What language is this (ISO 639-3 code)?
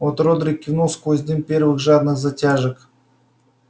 rus